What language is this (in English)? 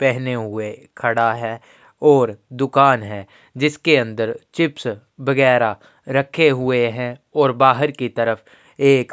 Hindi